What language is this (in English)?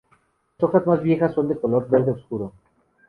Spanish